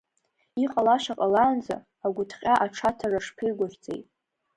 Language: Abkhazian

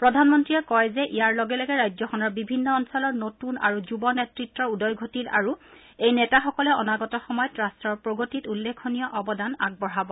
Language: Assamese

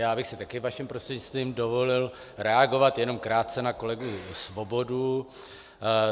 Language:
Czech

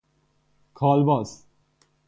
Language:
Persian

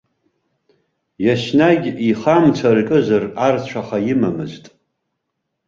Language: Abkhazian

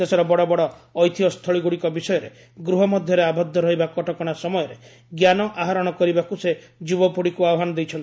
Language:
Odia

